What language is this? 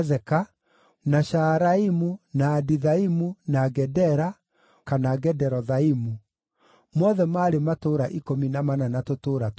Kikuyu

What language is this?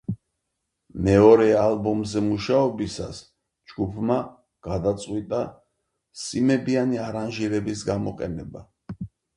Georgian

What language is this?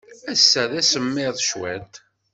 Kabyle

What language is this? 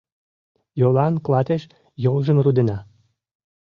Mari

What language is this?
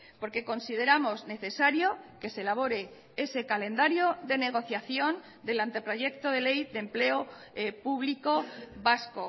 Spanish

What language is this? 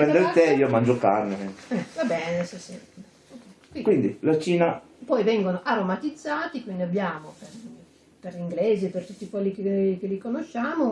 Italian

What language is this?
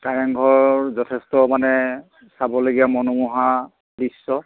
Assamese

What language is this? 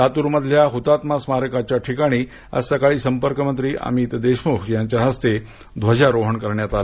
Marathi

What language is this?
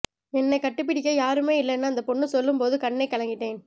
Tamil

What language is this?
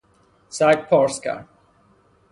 Persian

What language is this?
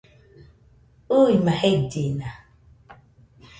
Nüpode Huitoto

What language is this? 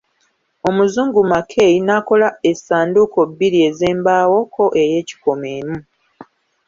Ganda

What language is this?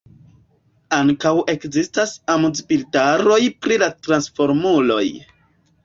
Esperanto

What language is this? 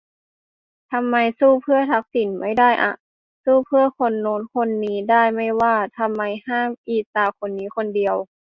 Thai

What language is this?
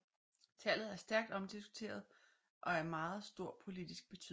Danish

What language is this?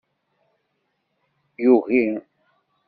Kabyle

